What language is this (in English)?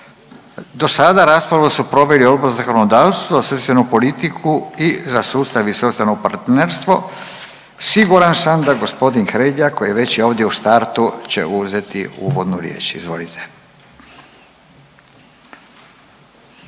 Croatian